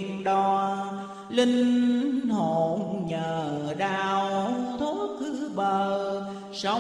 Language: Vietnamese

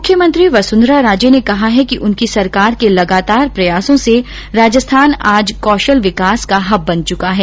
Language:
Hindi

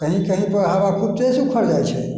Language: Maithili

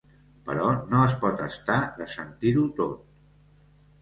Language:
Catalan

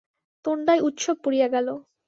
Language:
Bangla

